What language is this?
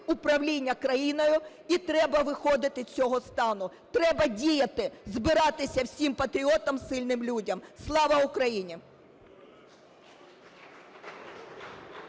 Ukrainian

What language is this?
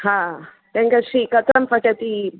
Sanskrit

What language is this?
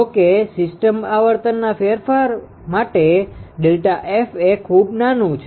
Gujarati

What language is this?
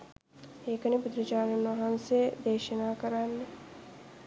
Sinhala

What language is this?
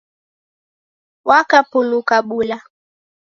Taita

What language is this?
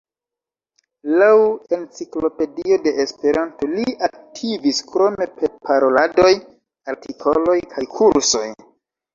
Esperanto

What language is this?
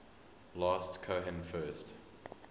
English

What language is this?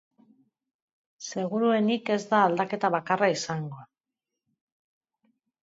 Basque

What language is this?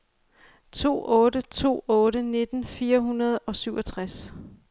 Danish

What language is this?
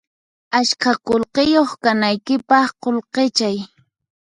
Puno Quechua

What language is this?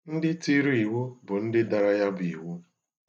Igbo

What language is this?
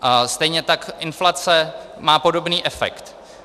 Czech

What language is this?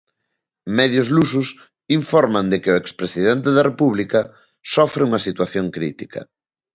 Galician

